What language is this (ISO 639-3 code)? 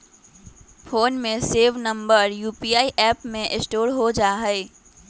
mag